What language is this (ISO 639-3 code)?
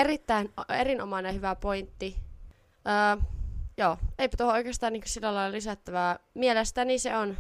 fin